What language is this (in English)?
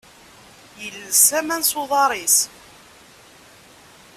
Kabyle